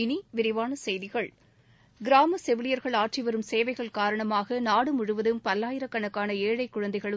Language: Tamil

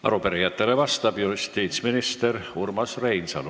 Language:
Estonian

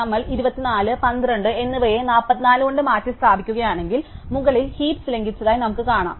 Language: Malayalam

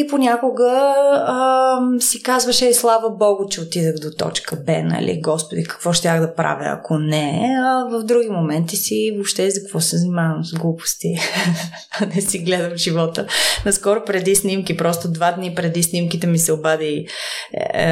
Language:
Bulgarian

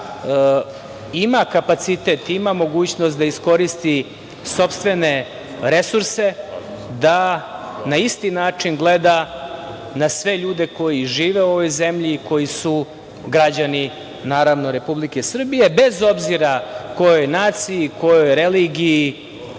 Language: Serbian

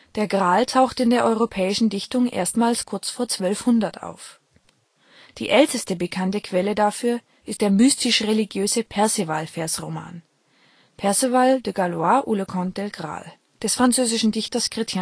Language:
German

